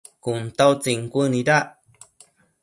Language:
Matsés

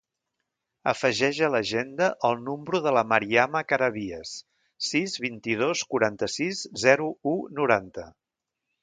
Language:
Catalan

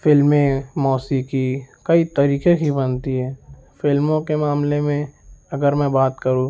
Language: Urdu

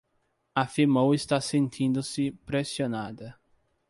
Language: Portuguese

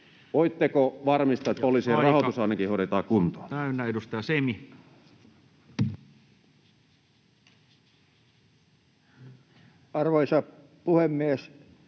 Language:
Finnish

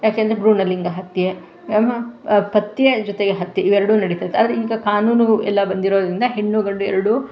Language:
Kannada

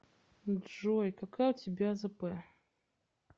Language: Russian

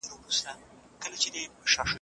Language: Pashto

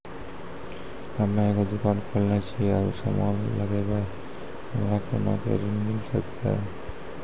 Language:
Maithili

